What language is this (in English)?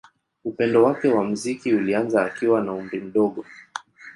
Swahili